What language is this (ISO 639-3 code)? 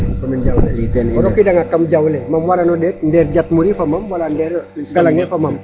srr